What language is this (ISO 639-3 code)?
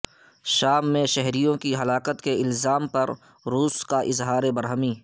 urd